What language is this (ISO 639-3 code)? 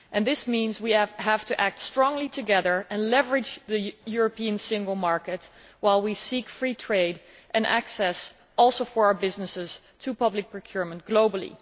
eng